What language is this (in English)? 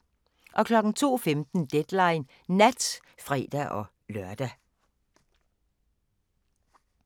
Danish